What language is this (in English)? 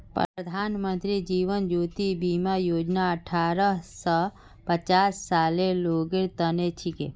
Magahi